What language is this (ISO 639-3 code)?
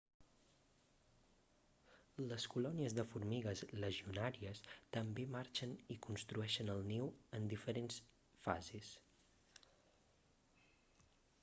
cat